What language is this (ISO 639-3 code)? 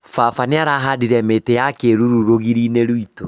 kik